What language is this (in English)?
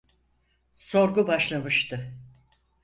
Turkish